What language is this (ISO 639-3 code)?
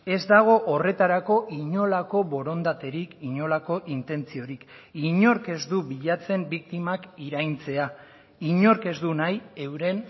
eus